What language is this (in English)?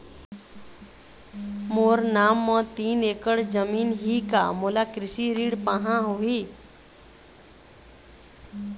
Chhattisgarhi